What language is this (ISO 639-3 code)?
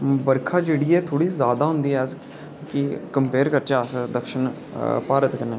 doi